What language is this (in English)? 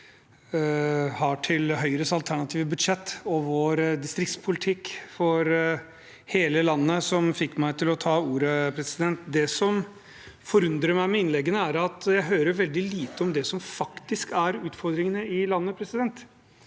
Norwegian